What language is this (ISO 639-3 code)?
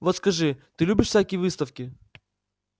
rus